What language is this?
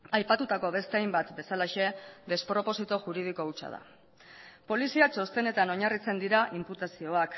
Basque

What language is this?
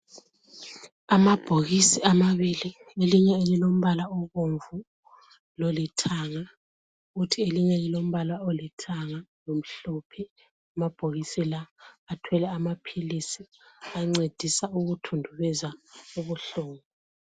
North Ndebele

